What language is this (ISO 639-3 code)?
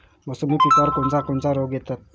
mar